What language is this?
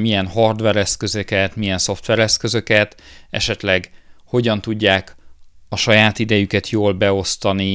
Hungarian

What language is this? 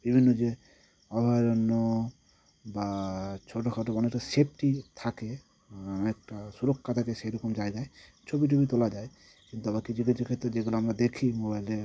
Bangla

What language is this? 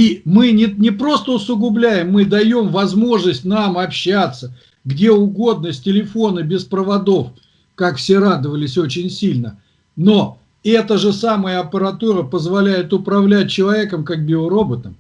Russian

